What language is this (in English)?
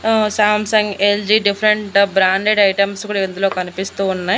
Telugu